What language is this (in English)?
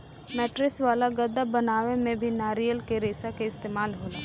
Bhojpuri